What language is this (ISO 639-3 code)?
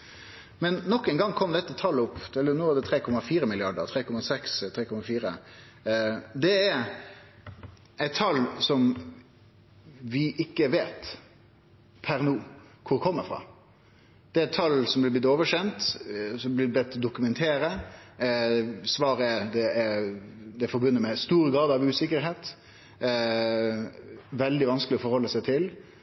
nno